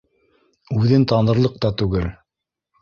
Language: Bashkir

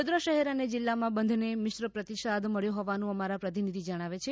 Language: Gujarati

